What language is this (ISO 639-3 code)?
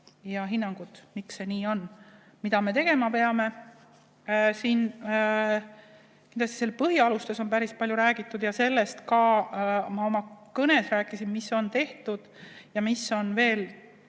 est